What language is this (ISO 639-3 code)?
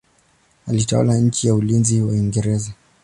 swa